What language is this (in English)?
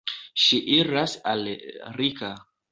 Esperanto